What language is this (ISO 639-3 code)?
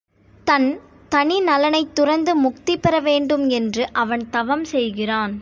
tam